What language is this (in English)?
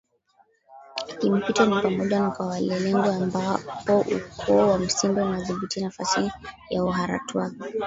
Swahili